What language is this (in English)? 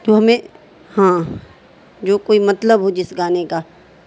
Urdu